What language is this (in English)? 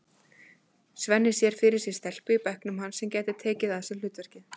Icelandic